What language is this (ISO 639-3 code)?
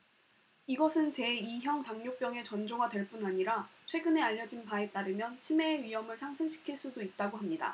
kor